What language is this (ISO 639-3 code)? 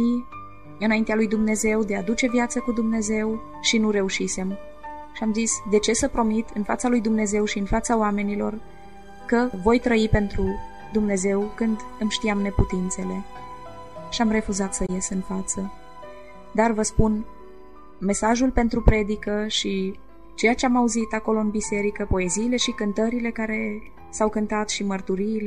ron